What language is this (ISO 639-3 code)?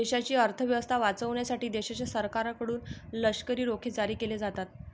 mar